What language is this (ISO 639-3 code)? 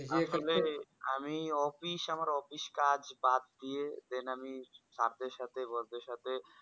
ben